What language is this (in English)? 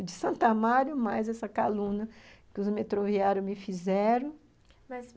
Portuguese